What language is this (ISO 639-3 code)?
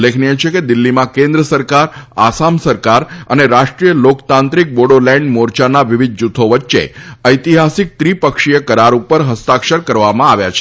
guj